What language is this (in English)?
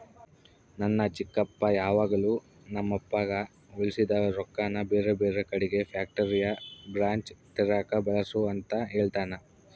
Kannada